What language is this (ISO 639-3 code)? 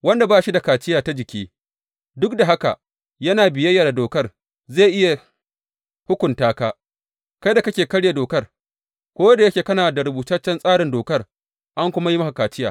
hau